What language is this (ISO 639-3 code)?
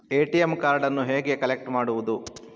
kan